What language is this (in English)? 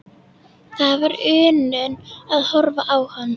Icelandic